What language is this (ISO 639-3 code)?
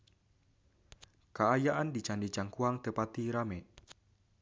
sun